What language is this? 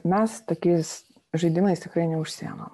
Lithuanian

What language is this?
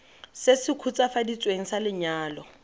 Tswana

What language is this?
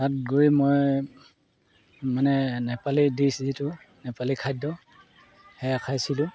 Assamese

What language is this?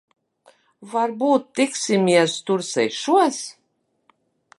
Latvian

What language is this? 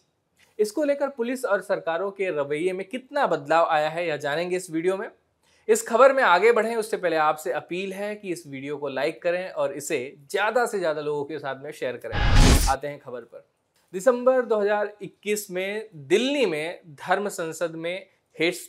Hindi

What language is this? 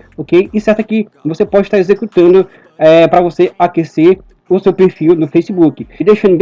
Portuguese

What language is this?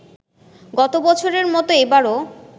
Bangla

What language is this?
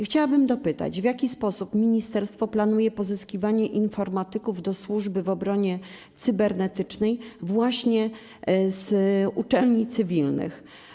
Polish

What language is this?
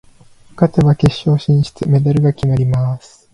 Japanese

